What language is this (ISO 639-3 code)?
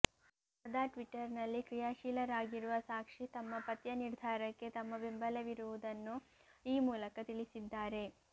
kan